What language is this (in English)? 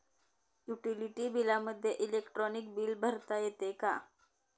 Marathi